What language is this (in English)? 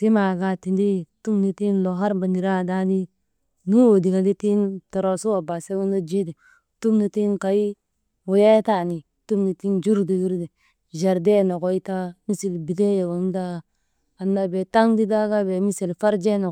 Maba